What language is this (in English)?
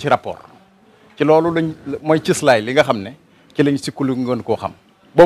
Arabic